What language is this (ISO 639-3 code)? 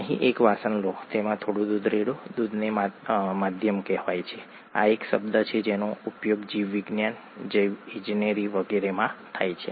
guj